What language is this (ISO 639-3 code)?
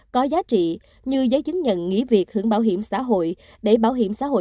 vie